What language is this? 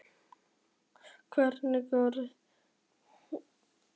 Icelandic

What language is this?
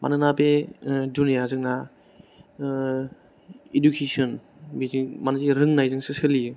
Bodo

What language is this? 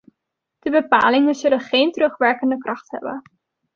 Dutch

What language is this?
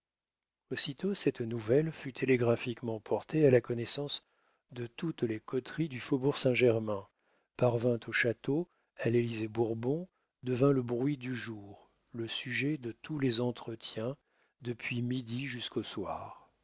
French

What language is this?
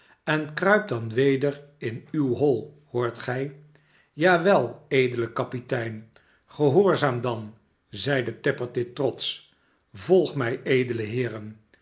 Dutch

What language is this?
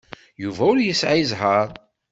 Kabyle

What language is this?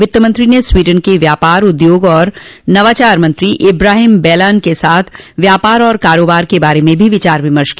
Hindi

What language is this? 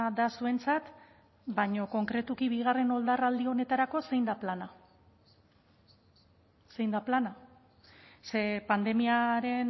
Basque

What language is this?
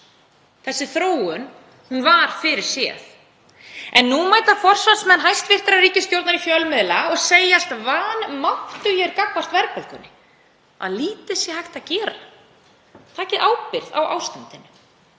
Icelandic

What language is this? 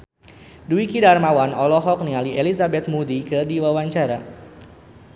Sundanese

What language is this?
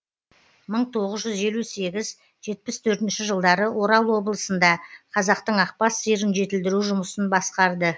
Kazakh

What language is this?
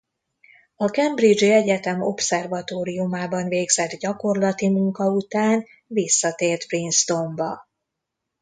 Hungarian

